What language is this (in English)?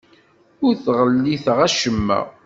Kabyle